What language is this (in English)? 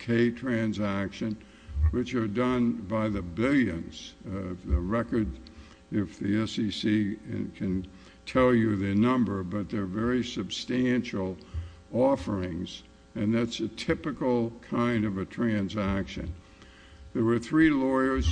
English